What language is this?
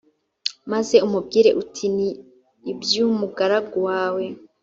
Kinyarwanda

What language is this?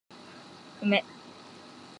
Japanese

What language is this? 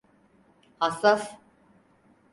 Turkish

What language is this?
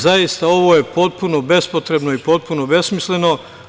Serbian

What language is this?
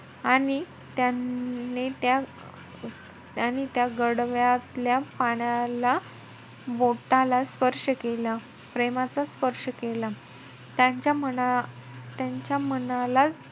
Marathi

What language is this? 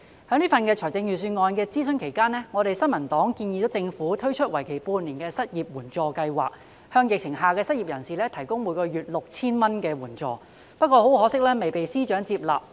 Cantonese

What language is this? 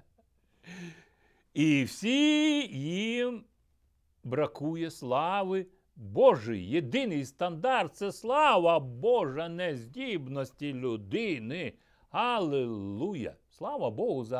Ukrainian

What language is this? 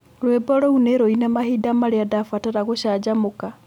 Kikuyu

